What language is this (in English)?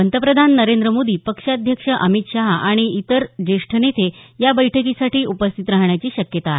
Marathi